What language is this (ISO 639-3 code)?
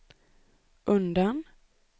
swe